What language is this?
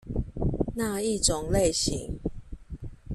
Chinese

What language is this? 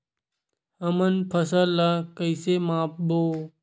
Chhattisgarhi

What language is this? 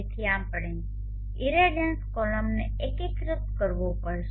Gujarati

